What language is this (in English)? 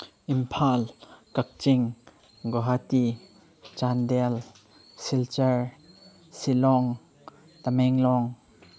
Manipuri